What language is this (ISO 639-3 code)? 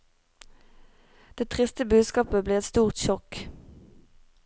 nor